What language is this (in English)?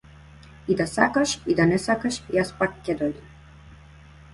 Macedonian